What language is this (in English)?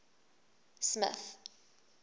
English